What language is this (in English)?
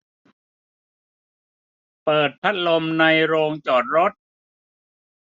Thai